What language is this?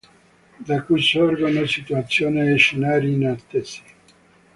Italian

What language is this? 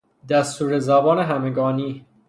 Persian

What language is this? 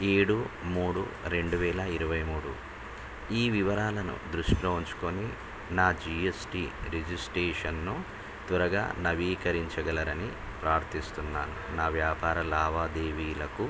Telugu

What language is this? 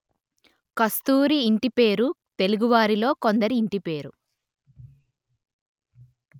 Telugu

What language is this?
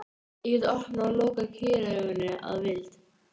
Icelandic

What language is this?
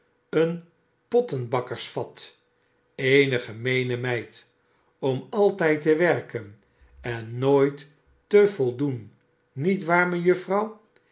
Dutch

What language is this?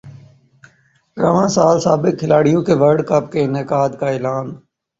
Urdu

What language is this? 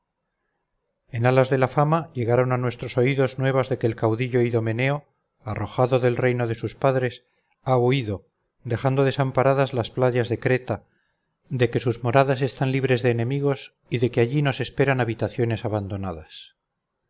Spanish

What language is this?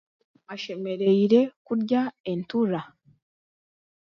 Chiga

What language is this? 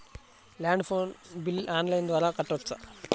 Telugu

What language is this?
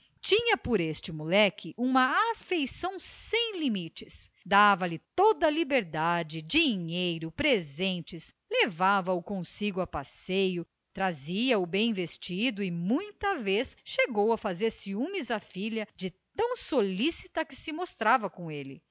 Portuguese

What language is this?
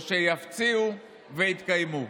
Hebrew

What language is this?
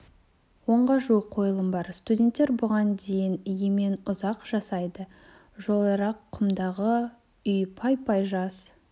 Kazakh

